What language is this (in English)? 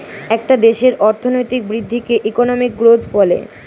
Bangla